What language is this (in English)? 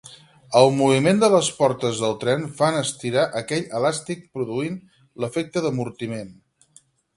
Catalan